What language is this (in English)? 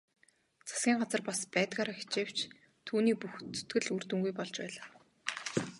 Mongolian